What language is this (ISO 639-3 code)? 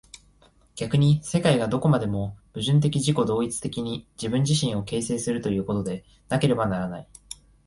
jpn